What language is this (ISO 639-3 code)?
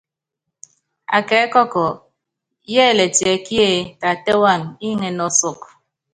yav